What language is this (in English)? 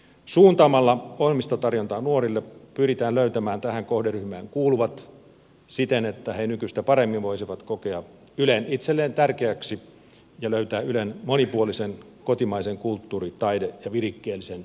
Finnish